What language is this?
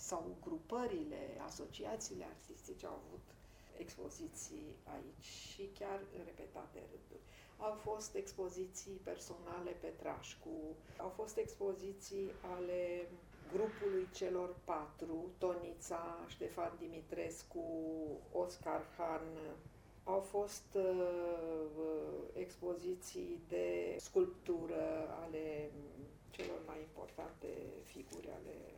Romanian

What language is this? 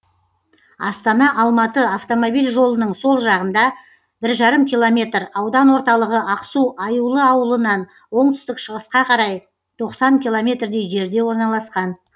Kazakh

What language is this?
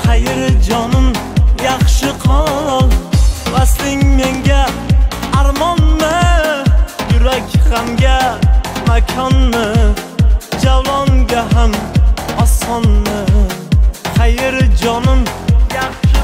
Turkish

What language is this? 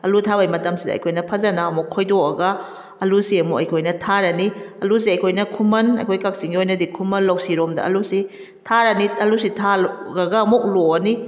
Manipuri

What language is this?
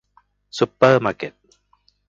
Thai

